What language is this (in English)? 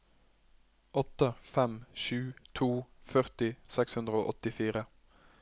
Norwegian